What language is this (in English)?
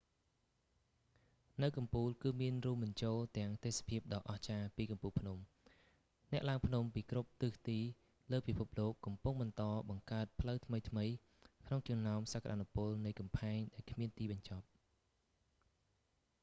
Khmer